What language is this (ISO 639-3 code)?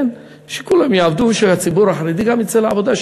heb